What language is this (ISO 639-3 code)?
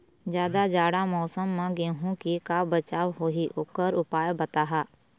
hne